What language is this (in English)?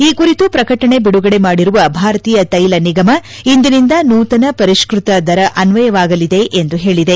Kannada